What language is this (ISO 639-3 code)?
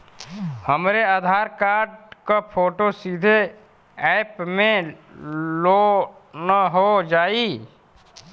bho